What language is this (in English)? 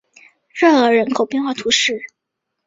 Chinese